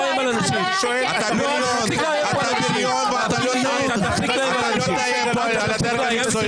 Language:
Hebrew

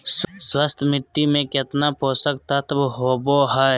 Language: Magahi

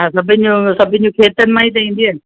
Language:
Sindhi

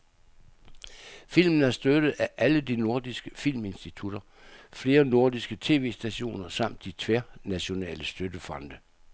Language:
Danish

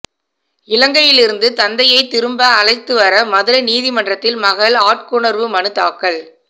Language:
Tamil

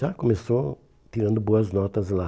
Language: Portuguese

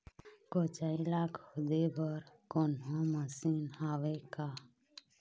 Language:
Chhattisgarhi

